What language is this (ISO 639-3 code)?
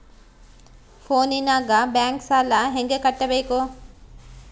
kan